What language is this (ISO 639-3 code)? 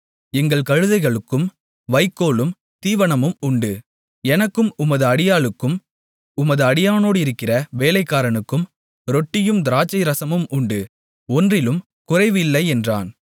tam